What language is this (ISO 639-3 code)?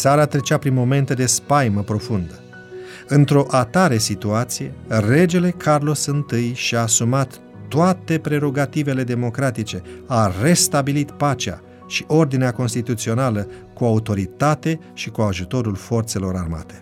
ron